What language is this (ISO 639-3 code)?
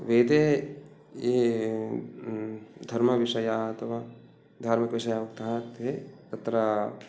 san